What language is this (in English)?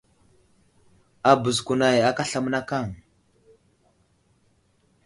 Wuzlam